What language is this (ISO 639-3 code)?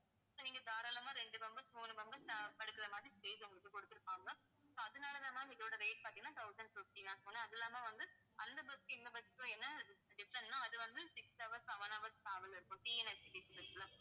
tam